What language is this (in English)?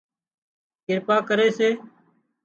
Wadiyara Koli